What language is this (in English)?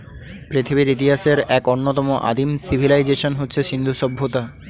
Bangla